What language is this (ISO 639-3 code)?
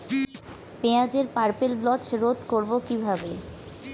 ben